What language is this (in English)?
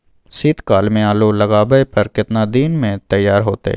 Maithili